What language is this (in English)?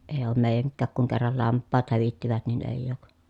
Finnish